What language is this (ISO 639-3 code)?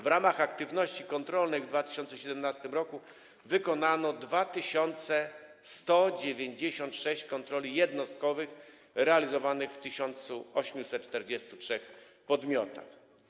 pol